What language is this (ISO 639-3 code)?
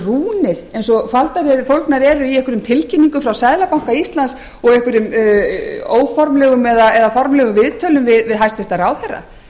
isl